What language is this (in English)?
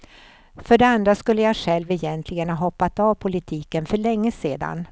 Swedish